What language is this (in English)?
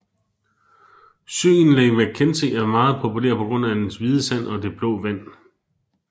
Danish